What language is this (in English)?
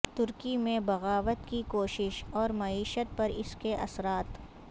Urdu